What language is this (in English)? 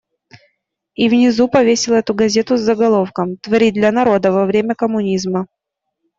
Russian